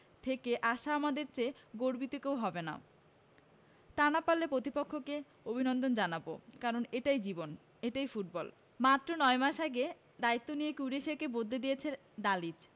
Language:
Bangla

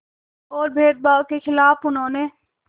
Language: Hindi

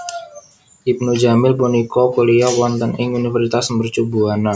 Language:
Javanese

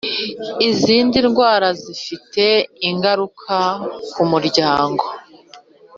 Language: Kinyarwanda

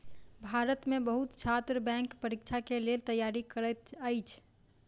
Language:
Maithili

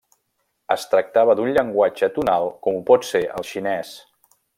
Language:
Catalan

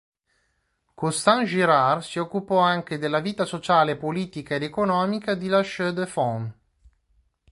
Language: Italian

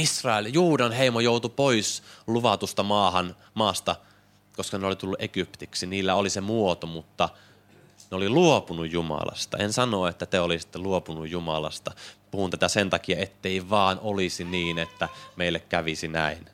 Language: Finnish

